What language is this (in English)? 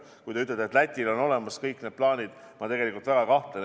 Estonian